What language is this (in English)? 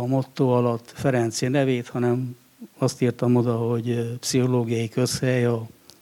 Hungarian